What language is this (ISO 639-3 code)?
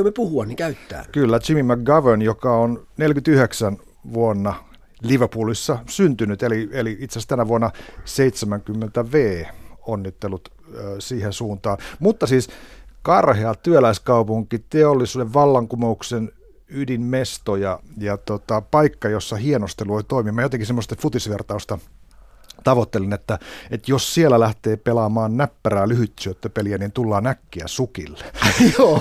fin